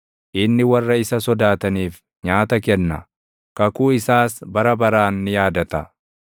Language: Oromo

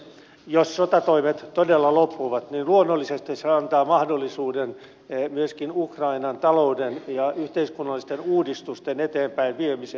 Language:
Finnish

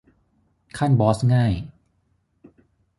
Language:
Thai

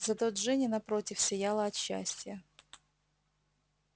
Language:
Russian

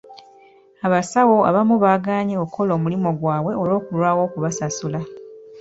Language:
Ganda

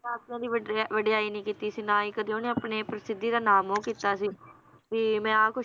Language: Punjabi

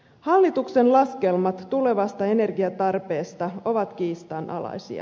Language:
Finnish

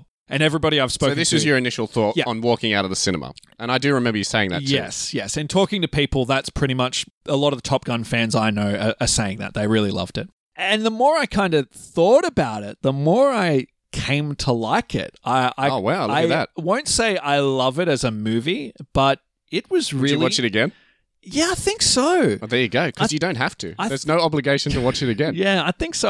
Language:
English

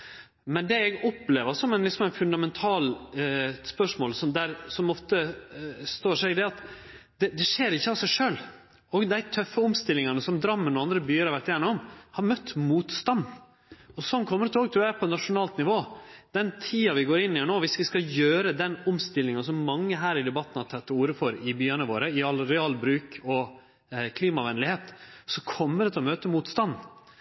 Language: Norwegian Nynorsk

